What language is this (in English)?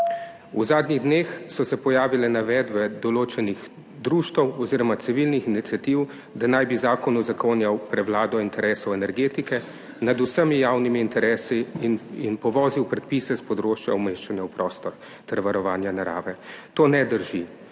Slovenian